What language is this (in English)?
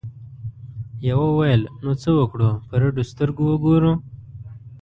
Pashto